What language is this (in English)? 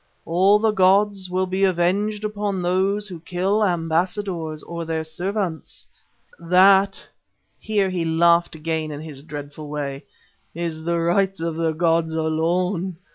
English